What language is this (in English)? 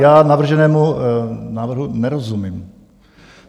Czech